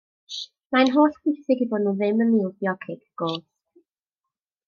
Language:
Welsh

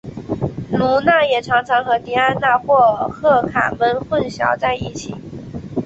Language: Chinese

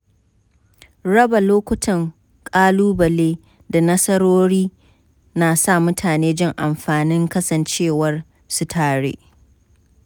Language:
Hausa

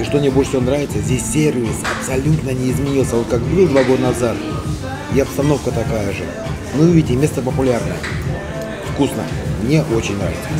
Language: Russian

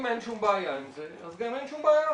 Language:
Hebrew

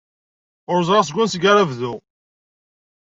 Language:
Kabyle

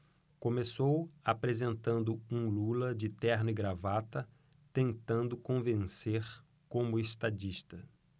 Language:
Portuguese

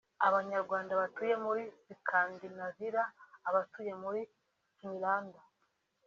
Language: Kinyarwanda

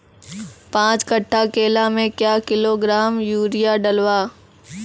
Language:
Maithili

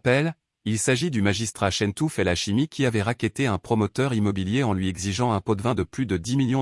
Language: French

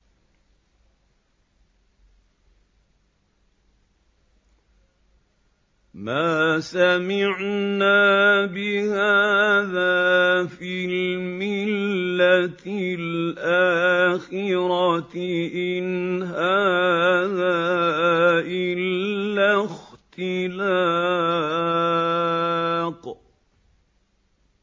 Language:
Arabic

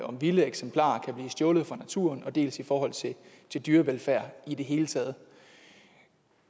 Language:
Danish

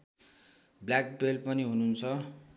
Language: Nepali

